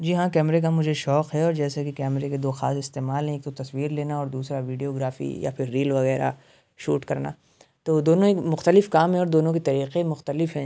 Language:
Urdu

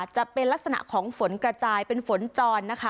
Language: Thai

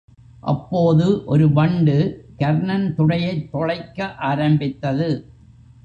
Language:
Tamil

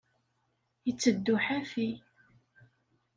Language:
Kabyle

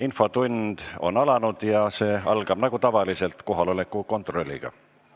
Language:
Estonian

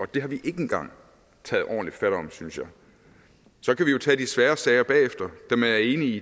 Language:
Danish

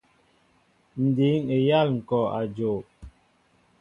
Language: Mbo (Cameroon)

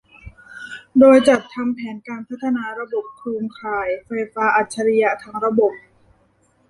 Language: Thai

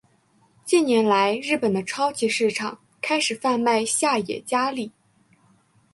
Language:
Chinese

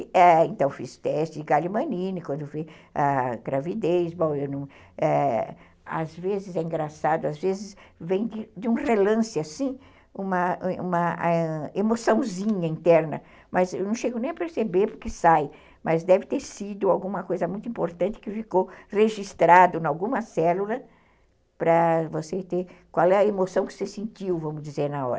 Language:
Portuguese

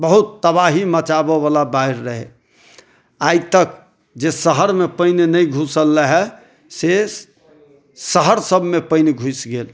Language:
Maithili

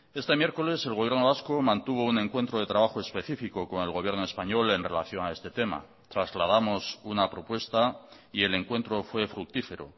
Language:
Spanish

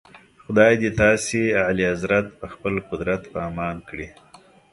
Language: Pashto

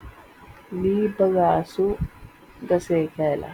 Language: Wolof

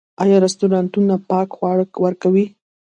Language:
Pashto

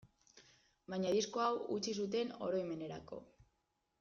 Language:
Basque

